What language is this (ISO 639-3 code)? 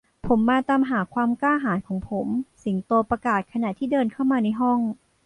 tha